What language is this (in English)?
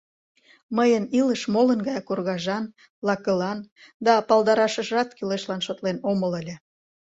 Mari